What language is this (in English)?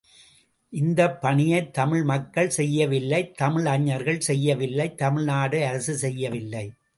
Tamil